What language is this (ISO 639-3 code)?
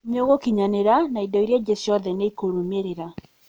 kik